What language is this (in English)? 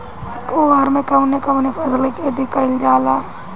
Bhojpuri